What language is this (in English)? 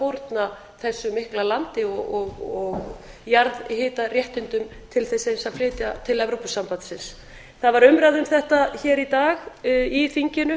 Icelandic